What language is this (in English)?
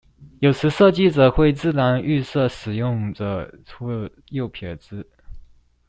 Chinese